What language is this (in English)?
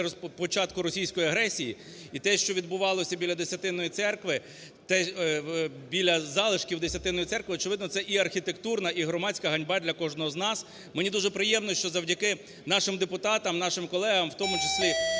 Ukrainian